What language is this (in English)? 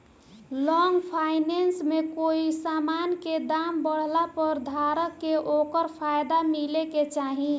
Bhojpuri